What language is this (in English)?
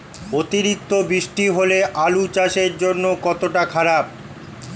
Bangla